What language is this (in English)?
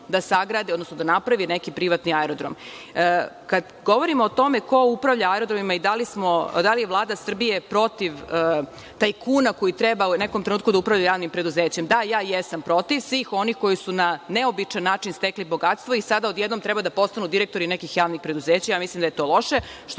Serbian